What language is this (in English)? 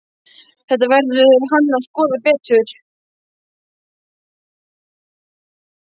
Icelandic